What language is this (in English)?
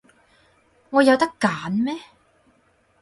Cantonese